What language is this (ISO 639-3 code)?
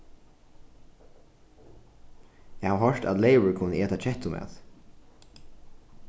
fao